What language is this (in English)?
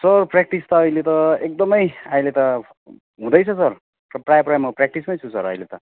Nepali